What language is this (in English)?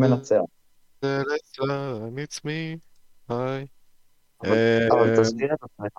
Hebrew